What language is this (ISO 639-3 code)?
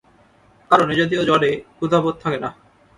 ben